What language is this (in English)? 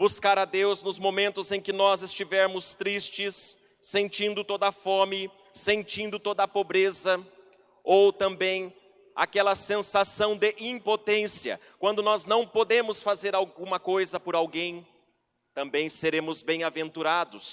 Portuguese